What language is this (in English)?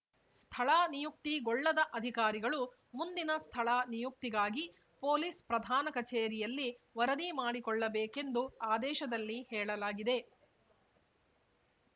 Kannada